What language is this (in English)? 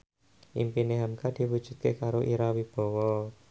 Javanese